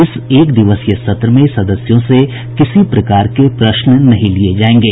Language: Hindi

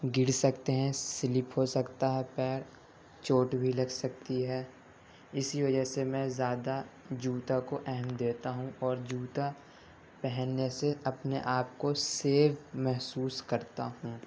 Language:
Urdu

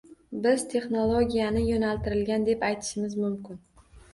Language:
Uzbek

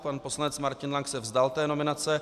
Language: Czech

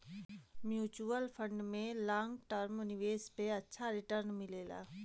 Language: Bhojpuri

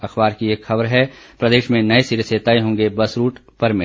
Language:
Hindi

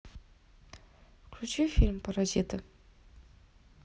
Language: Russian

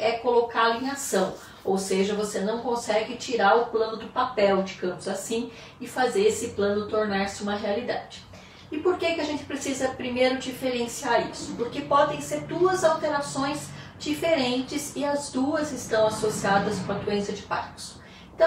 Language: Portuguese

